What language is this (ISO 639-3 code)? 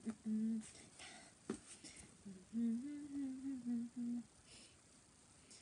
jpn